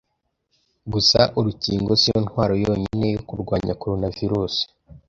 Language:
Kinyarwanda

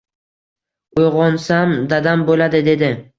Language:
Uzbek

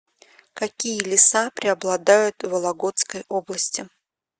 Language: Russian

